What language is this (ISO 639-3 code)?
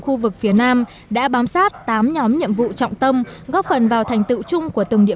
vie